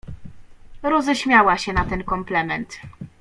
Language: Polish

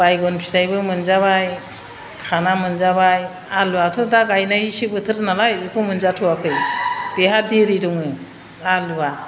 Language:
Bodo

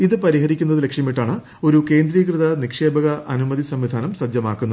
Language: Malayalam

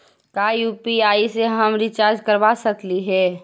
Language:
Magahi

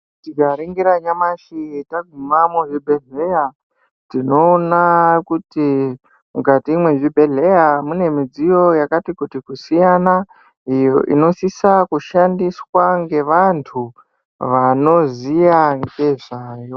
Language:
Ndau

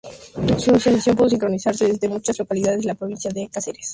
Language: Spanish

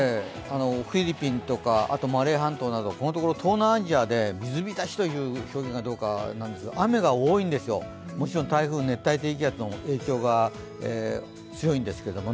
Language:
Japanese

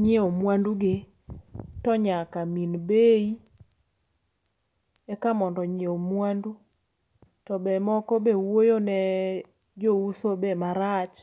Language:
Luo (Kenya and Tanzania)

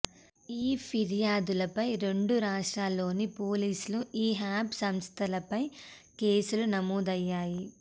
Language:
Telugu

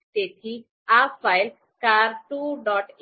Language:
Gujarati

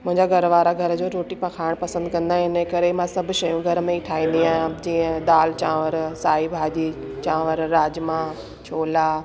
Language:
Sindhi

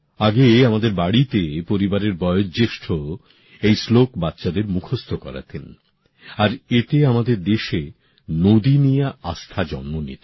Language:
Bangla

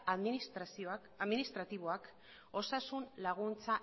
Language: Basque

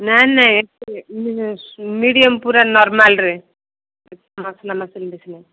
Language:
Odia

